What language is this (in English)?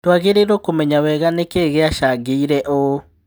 Kikuyu